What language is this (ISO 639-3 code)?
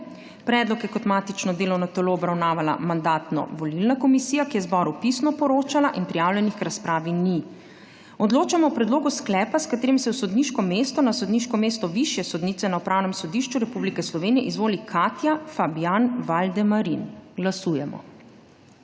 slv